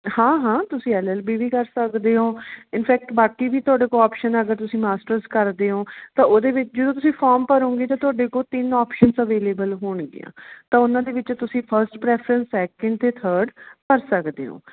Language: Punjabi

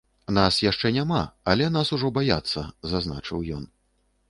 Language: Belarusian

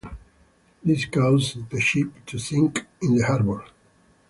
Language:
English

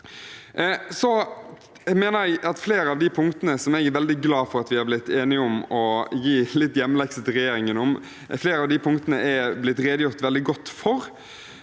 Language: Norwegian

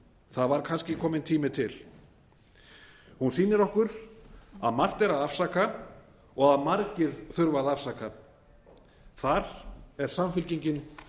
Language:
Icelandic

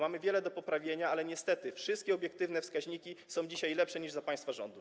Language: Polish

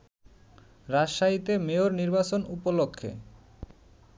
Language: Bangla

